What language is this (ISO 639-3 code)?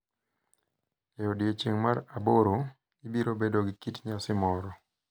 luo